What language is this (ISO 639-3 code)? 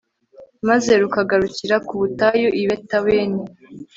kin